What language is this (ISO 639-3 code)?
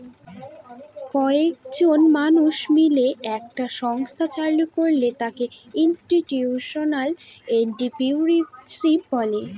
ben